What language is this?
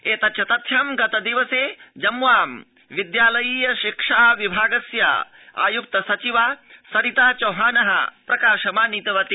Sanskrit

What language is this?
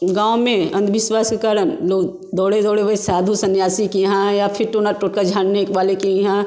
Hindi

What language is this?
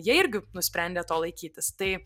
Lithuanian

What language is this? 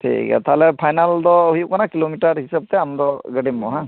Santali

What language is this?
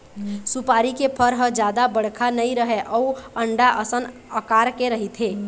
Chhattisgarhi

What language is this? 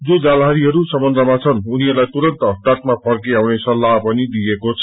Nepali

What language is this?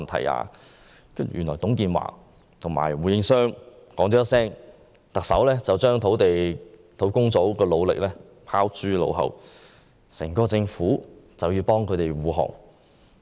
Cantonese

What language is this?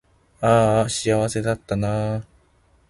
Japanese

